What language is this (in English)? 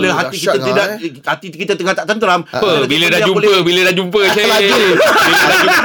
Malay